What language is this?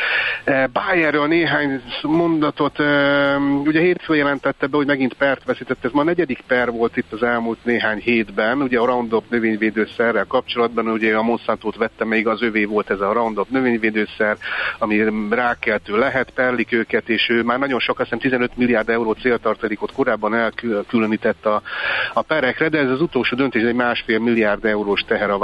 Hungarian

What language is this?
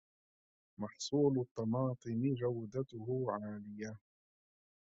Arabic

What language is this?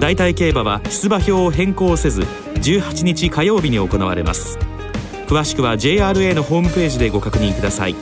Japanese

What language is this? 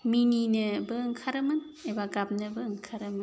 Bodo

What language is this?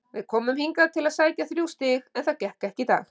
Icelandic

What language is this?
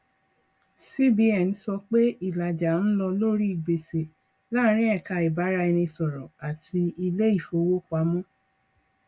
Yoruba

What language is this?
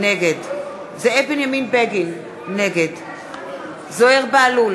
Hebrew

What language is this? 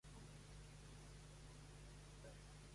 Catalan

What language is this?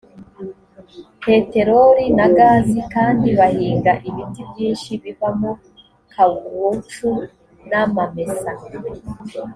Kinyarwanda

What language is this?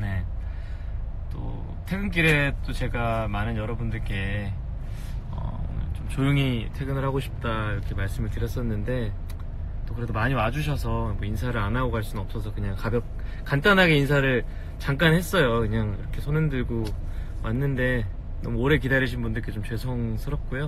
Korean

